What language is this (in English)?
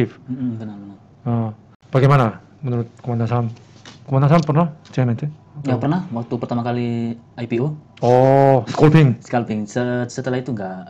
Indonesian